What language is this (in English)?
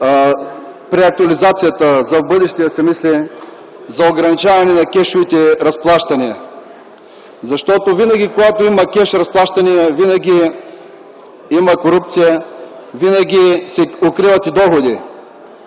Bulgarian